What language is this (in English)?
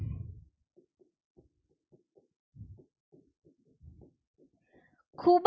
Gujarati